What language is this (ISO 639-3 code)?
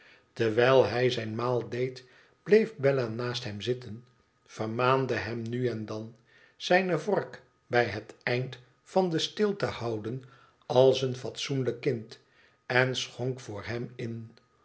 nld